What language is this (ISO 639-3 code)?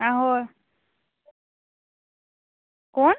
kok